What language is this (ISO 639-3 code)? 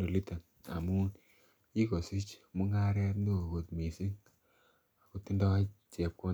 kln